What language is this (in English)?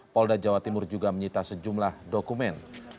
Indonesian